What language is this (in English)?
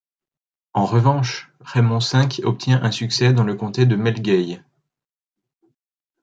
French